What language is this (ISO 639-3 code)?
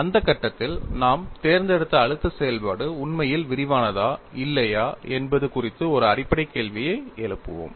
tam